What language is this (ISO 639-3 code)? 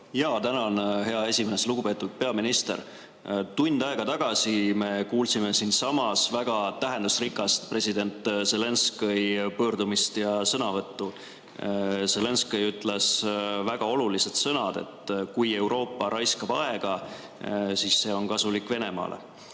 est